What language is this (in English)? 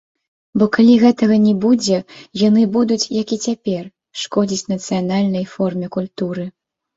Belarusian